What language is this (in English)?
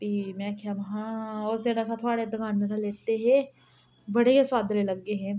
Dogri